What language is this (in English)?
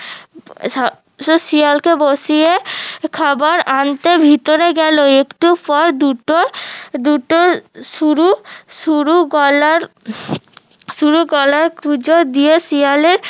Bangla